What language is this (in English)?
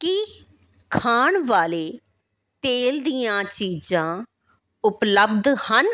Punjabi